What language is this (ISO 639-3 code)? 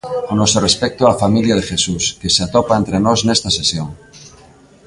glg